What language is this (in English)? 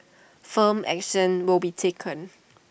English